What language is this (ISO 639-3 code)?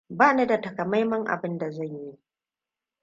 hau